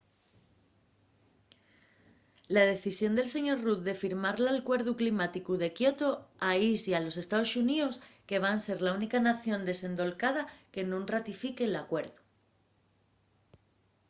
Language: Asturian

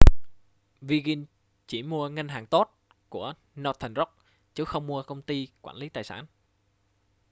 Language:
Vietnamese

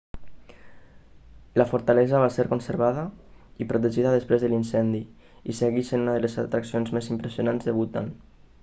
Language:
Catalan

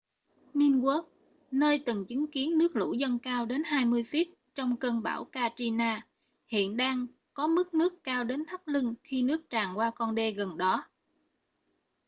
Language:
Vietnamese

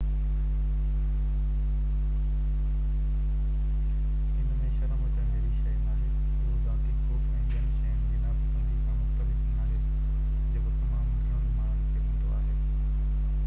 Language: Sindhi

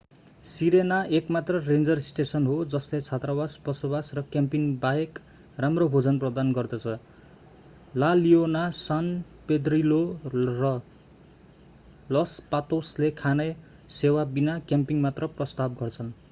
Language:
Nepali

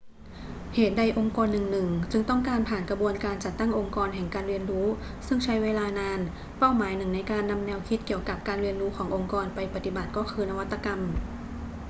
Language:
Thai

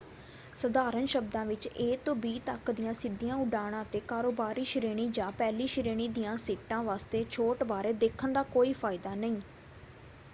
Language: Punjabi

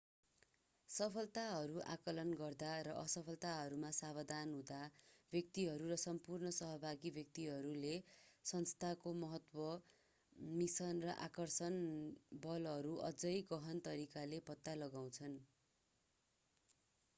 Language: Nepali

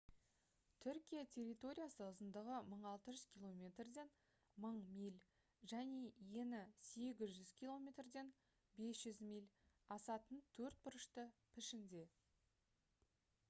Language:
Kazakh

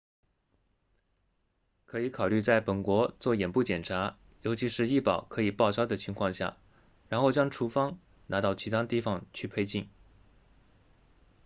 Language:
Chinese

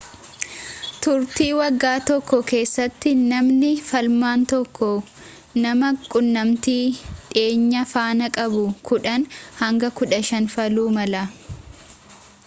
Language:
Oromo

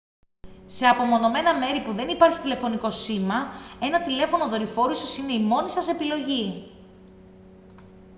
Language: Greek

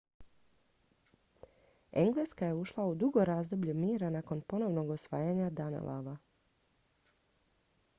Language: Croatian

